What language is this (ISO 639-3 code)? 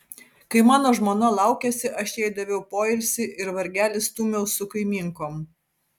lit